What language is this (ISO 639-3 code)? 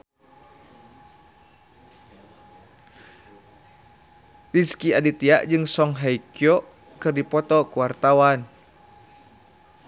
sun